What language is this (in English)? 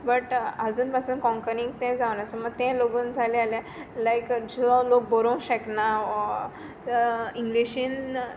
Konkani